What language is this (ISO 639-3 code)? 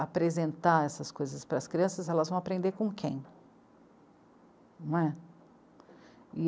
por